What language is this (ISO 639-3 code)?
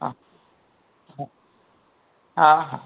snd